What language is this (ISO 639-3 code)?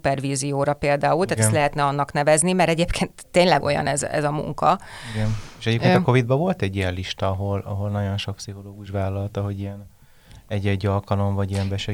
hun